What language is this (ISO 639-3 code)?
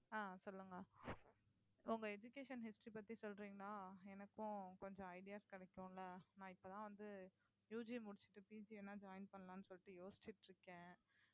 tam